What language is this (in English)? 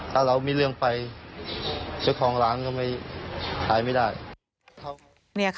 Thai